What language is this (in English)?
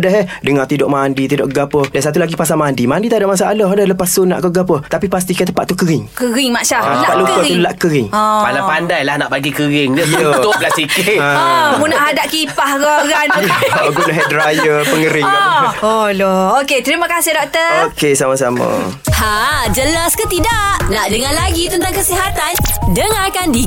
Malay